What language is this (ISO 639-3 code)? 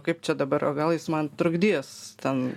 lit